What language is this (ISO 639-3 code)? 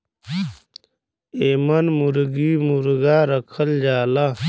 bho